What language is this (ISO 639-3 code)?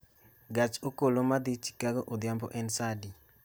luo